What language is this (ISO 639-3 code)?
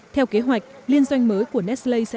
vie